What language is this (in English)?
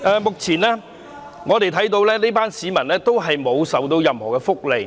Cantonese